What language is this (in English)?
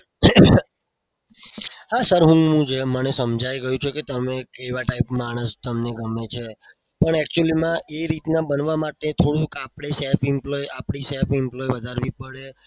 Gujarati